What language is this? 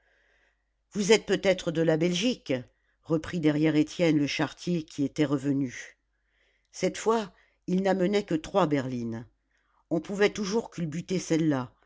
French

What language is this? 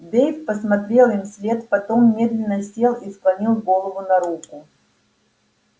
Russian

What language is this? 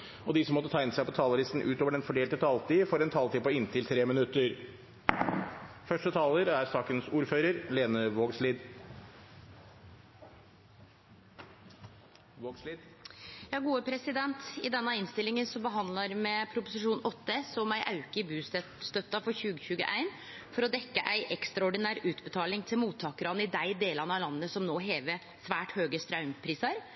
Norwegian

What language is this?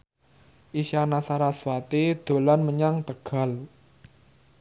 Javanese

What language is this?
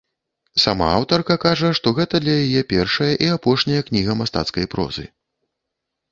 Belarusian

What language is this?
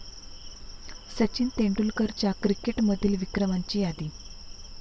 Marathi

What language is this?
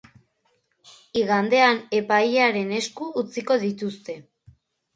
Basque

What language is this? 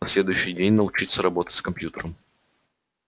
Russian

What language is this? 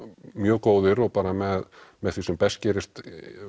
Icelandic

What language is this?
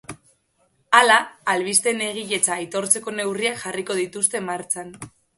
Basque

